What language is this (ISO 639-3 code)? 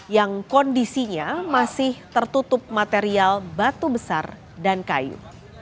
ind